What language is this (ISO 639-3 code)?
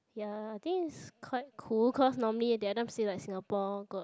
eng